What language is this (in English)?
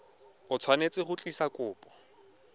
Tswana